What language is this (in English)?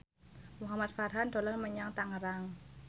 Javanese